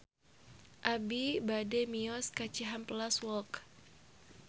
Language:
Sundanese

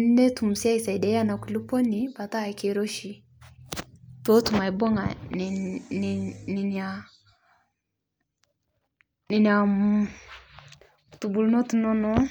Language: Masai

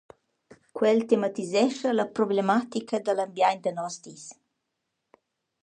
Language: Romansh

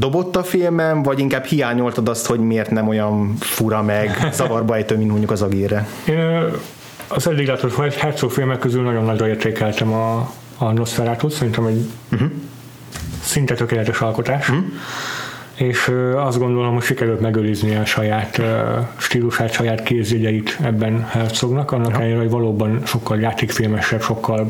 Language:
Hungarian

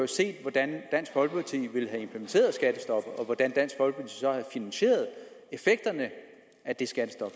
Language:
Danish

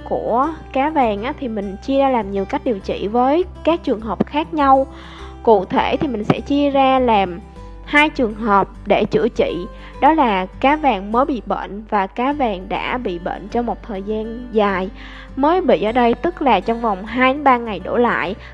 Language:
Vietnamese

